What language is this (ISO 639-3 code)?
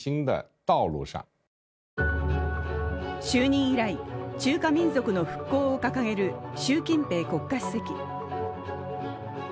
jpn